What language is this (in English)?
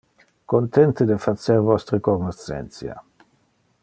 Interlingua